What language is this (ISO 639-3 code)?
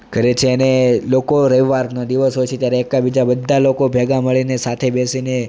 guj